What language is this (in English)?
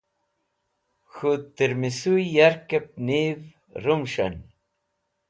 Wakhi